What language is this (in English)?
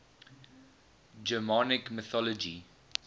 English